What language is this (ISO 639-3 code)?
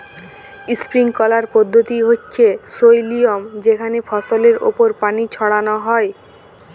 ben